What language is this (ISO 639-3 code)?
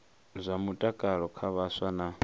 ven